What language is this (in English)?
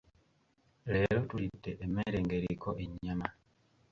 Ganda